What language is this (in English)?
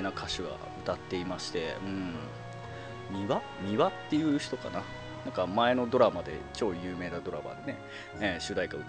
Japanese